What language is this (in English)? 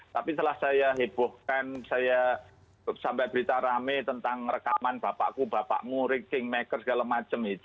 Indonesian